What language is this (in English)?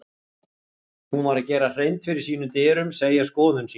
Icelandic